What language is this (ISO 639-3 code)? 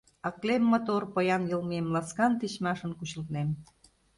chm